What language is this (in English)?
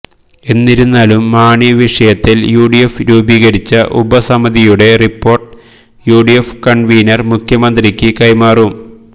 Malayalam